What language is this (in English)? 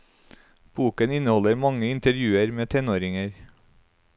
Norwegian